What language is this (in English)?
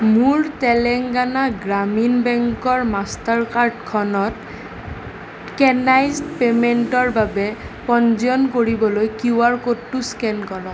Assamese